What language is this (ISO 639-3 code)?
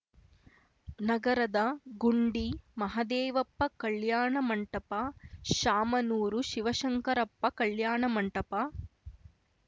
kan